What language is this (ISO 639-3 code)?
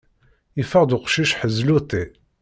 kab